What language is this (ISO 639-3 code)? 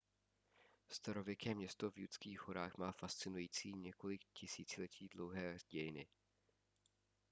ces